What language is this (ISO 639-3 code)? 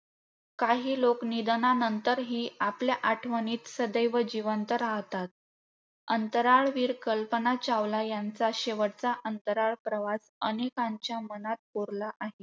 mar